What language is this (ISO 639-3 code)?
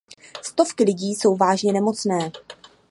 ces